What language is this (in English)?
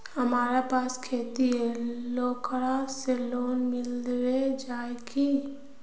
Magahi